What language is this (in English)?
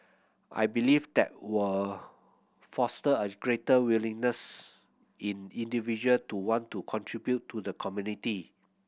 English